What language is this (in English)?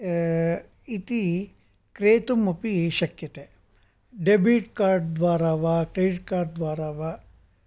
Sanskrit